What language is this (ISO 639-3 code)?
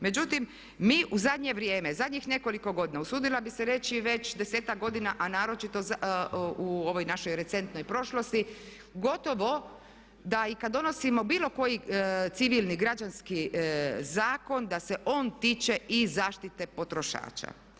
hrv